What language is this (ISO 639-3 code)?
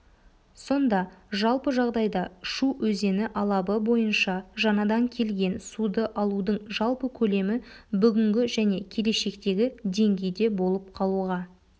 kaz